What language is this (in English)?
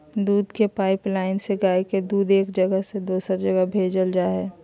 Magahi